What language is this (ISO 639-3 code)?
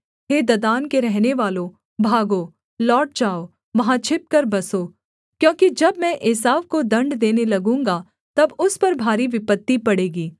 hin